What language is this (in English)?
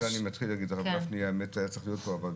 Hebrew